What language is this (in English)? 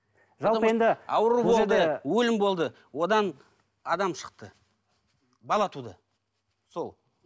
Kazakh